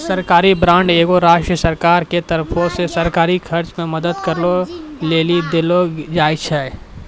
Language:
Maithili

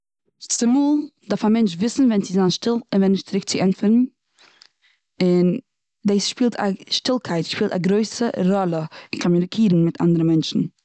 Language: Yiddish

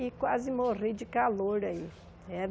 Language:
Portuguese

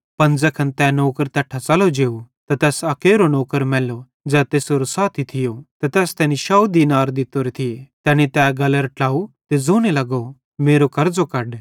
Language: Bhadrawahi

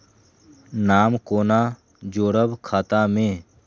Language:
Maithili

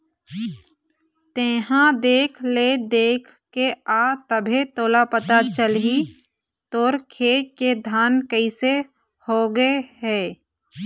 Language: Chhattisgarhi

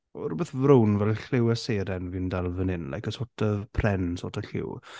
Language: Welsh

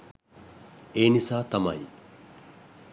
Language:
Sinhala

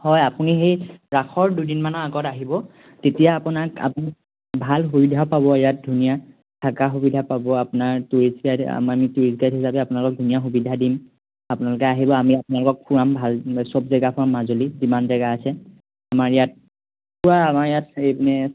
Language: Assamese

